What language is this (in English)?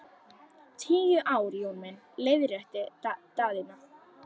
Icelandic